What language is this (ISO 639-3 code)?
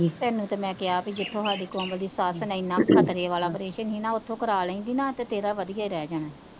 pan